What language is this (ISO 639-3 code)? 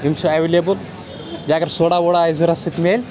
kas